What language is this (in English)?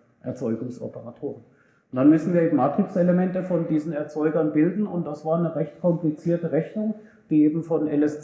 German